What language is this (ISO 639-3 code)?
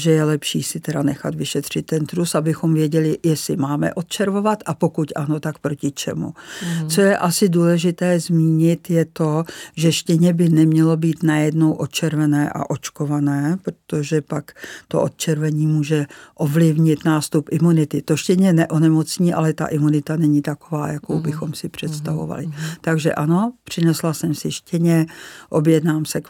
ces